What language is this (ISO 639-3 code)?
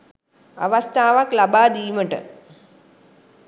sin